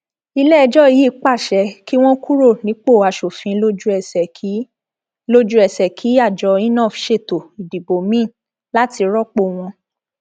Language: Yoruba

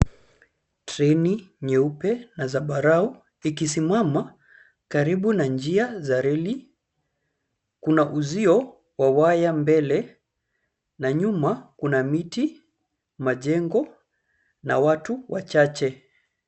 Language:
Swahili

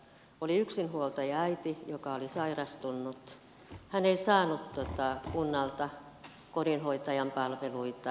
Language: Finnish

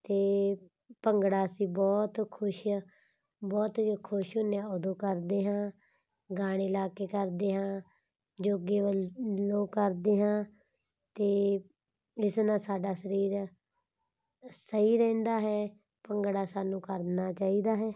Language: Punjabi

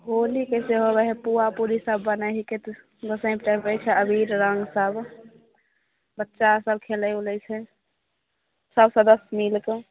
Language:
Maithili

